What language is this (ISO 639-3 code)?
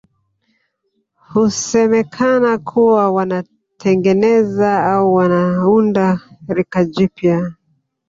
swa